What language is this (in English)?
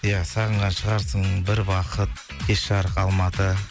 Kazakh